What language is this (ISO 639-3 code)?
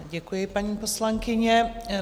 ces